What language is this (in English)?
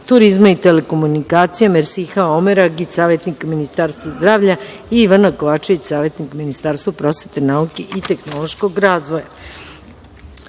Serbian